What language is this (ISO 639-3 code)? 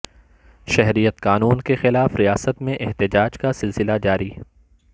urd